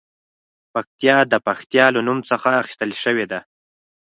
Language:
Pashto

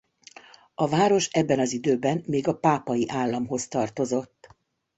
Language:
Hungarian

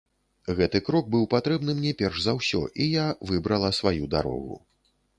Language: Belarusian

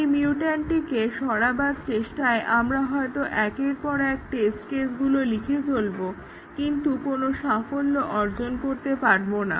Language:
Bangla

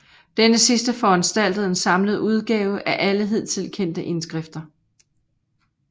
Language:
Danish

